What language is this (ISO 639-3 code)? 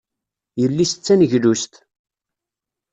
kab